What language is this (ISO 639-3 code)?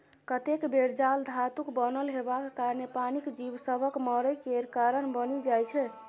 mai